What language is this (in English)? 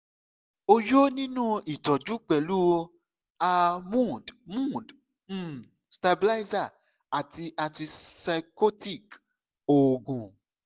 Yoruba